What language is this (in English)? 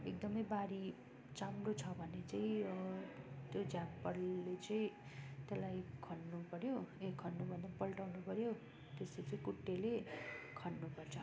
Nepali